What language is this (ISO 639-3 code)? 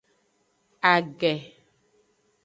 ajg